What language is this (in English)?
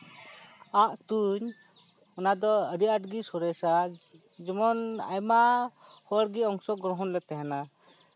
Santali